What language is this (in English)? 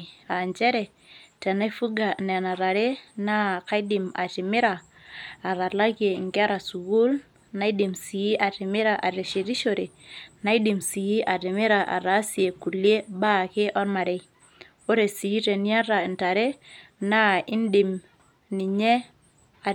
Masai